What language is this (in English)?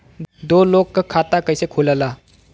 Bhojpuri